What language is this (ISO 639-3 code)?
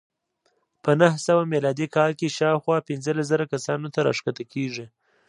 pus